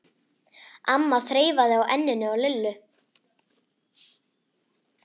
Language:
Icelandic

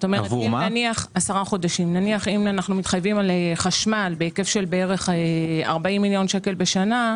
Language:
Hebrew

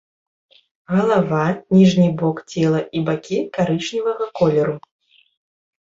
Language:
Belarusian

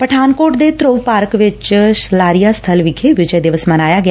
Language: Punjabi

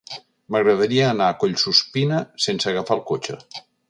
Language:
Catalan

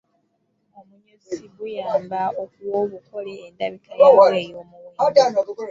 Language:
Ganda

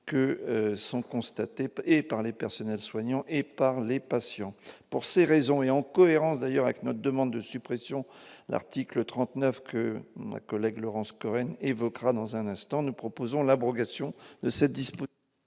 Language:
French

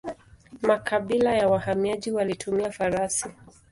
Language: Swahili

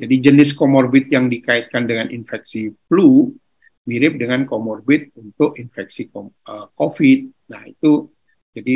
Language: Indonesian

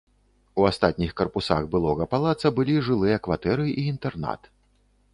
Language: Belarusian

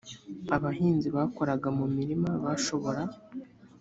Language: Kinyarwanda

